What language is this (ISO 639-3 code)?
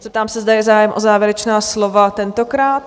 ces